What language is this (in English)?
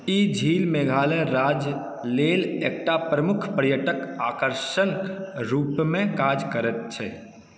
Maithili